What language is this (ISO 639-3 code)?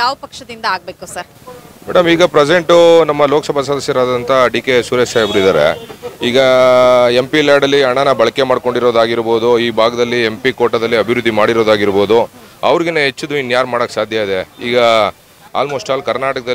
kan